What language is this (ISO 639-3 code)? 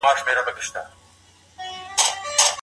pus